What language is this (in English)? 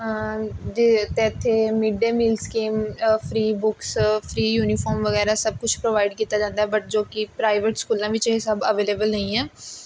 Punjabi